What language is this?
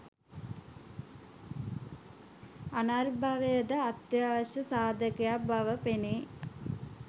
Sinhala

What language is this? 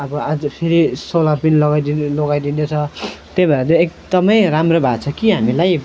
Nepali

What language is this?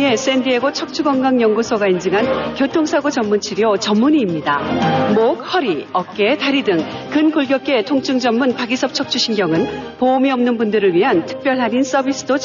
Korean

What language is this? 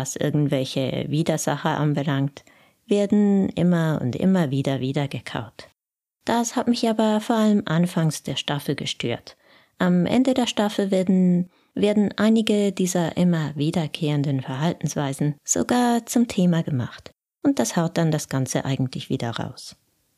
German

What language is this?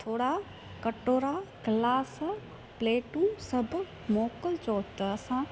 Sindhi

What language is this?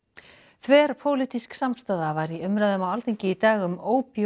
Icelandic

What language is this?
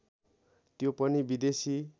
Nepali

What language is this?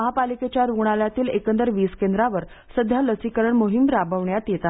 Marathi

